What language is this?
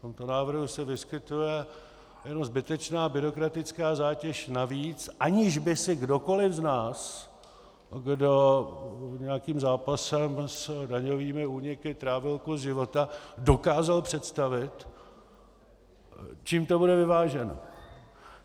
Czech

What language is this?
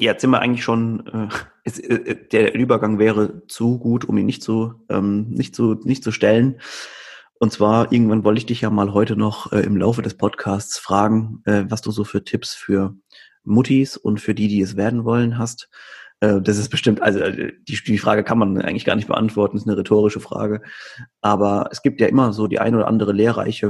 German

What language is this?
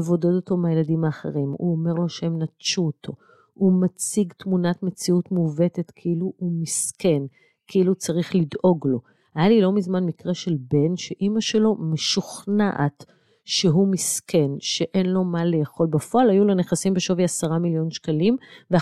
Hebrew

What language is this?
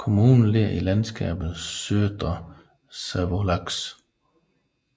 Danish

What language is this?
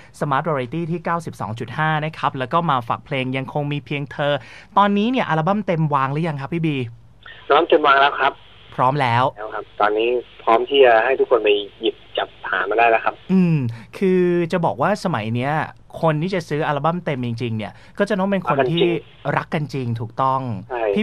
Thai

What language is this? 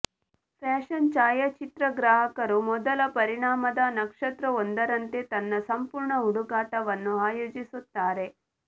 Kannada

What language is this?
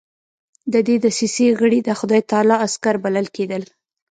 Pashto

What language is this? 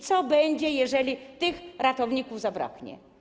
Polish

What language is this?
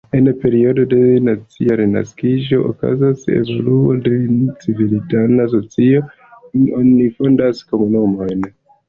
Esperanto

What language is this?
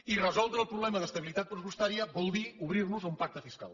Catalan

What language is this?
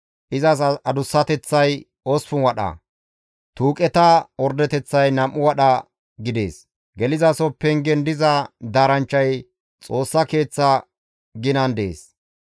Gamo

